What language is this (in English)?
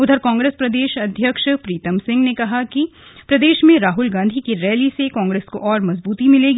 Hindi